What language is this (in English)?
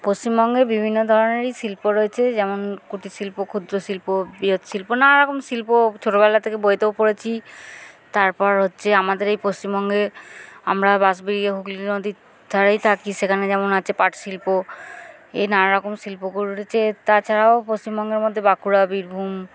Bangla